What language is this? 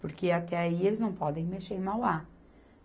Portuguese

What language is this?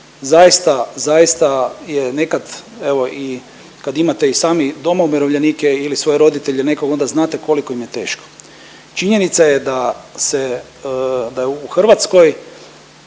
Croatian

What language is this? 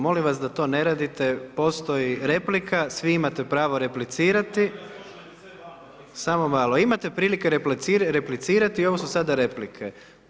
Croatian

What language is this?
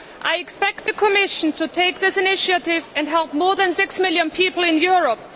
English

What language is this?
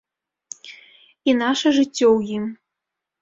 Belarusian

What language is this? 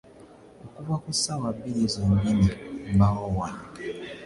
Ganda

